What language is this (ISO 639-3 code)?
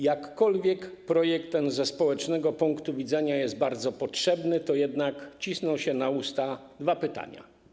pol